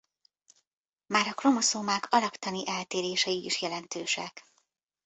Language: Hungarian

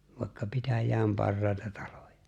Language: Finnish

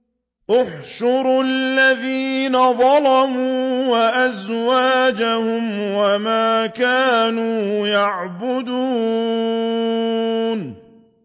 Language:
Arabic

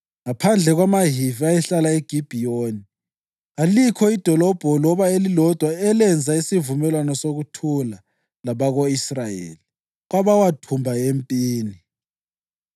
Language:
North Ndebele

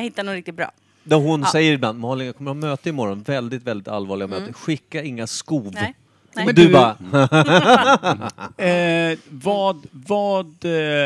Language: Swedish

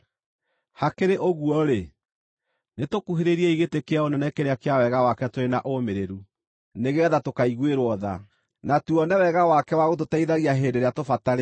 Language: Kikuyu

